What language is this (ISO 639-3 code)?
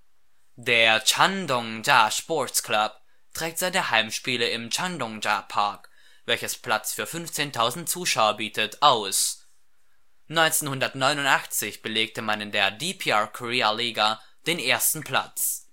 deu